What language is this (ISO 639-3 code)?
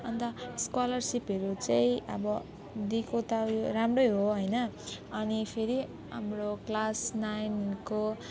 nep